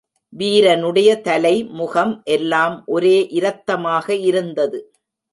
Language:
Tamil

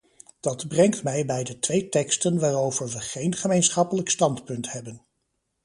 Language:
Dutch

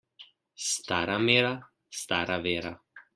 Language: Slovenian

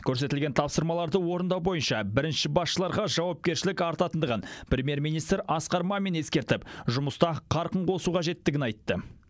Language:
Kazakh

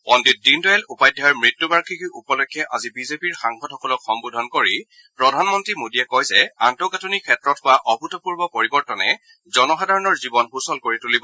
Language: Assamese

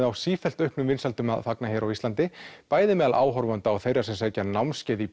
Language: Icelandic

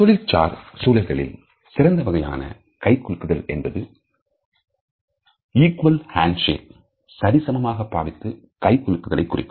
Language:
Tamil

